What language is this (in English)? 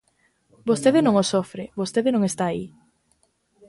Galician